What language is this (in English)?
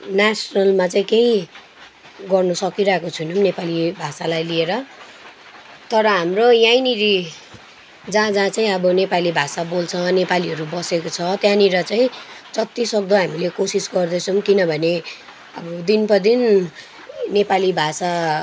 Nepali